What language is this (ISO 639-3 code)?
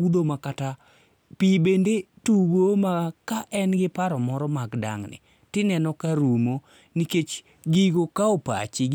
luo